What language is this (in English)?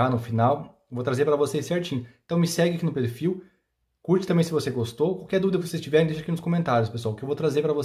Portuguese